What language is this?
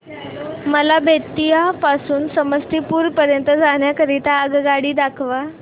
Marathi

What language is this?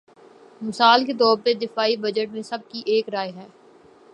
Urdu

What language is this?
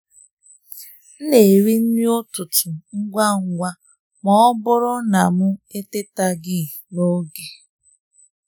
Igbo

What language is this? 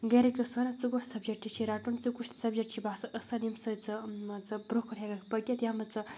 Kashmiri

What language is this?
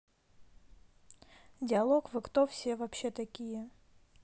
Russian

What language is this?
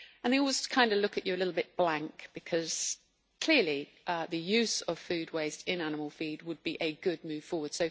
English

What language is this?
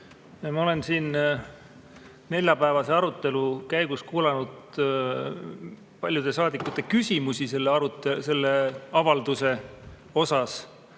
Estonian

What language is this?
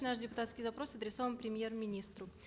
Kazakh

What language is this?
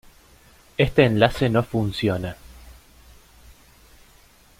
Spanish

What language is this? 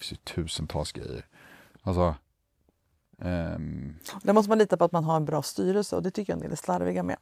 Swedish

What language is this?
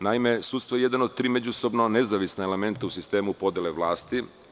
Serbian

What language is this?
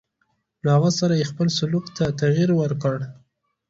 Pashto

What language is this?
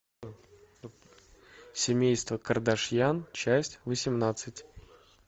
Russian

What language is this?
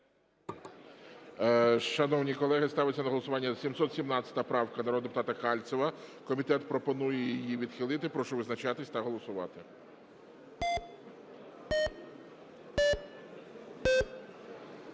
Ukrainian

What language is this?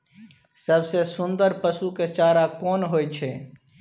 Maithili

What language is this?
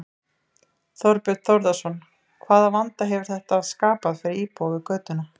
Icelandic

